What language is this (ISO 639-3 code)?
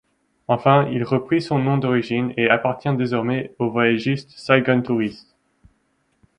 fra